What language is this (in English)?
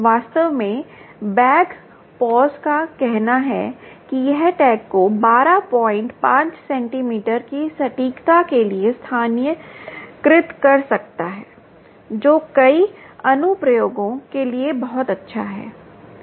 Hindi